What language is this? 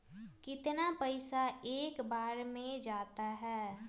Magahi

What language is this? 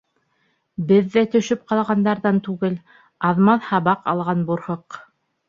Bashkir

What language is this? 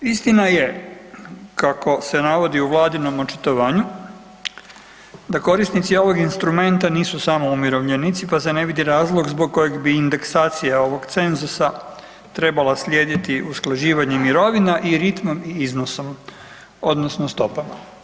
Croatian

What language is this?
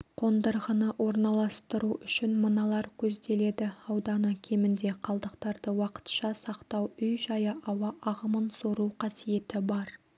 Kazakh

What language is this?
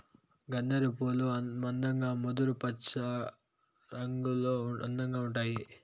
Telugu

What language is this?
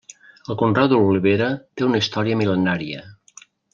Catalan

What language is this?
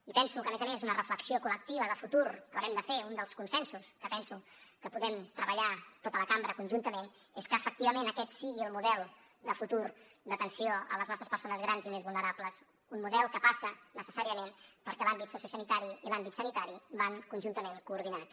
Catalan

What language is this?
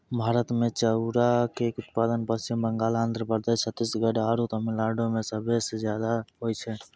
Maithili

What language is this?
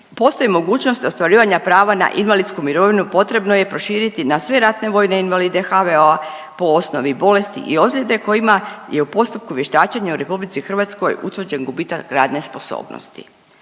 Croatian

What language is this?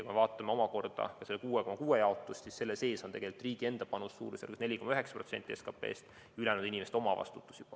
Estonian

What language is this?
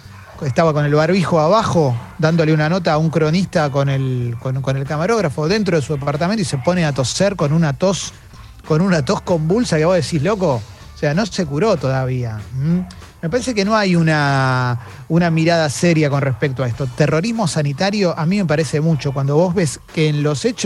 Spanish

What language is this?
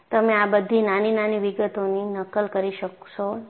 Gujarati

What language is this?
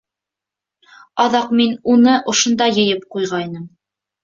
Bashkir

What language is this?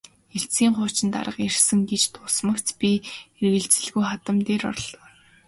Mongolian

